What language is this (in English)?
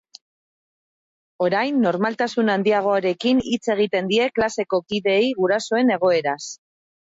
Basque